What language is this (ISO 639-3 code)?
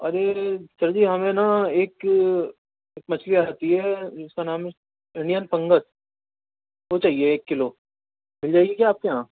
urd